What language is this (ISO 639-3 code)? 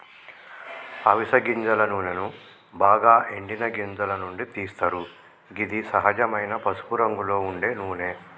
tel